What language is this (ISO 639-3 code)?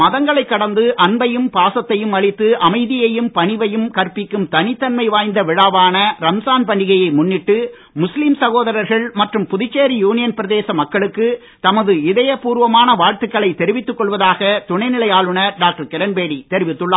tam